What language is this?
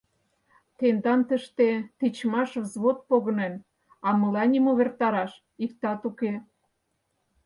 Mari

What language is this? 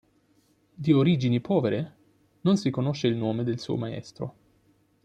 Italian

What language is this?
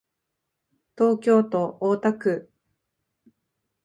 Japanese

